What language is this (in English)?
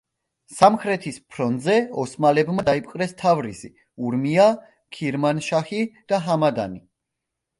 Georgian